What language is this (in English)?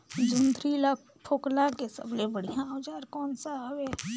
Chhattisgarhi